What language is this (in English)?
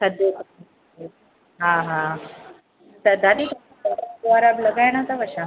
Sindhi